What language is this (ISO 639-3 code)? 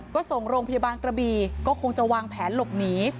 tha